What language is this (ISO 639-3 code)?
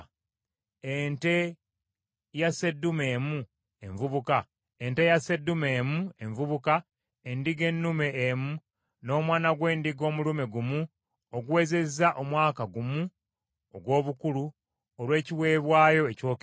lug